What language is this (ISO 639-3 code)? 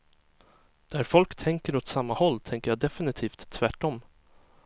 swe